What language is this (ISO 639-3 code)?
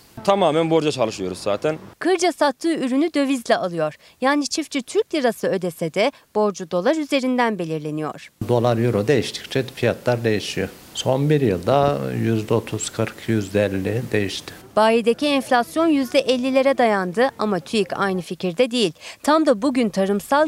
tur